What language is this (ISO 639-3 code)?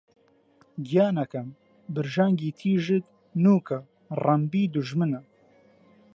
ckb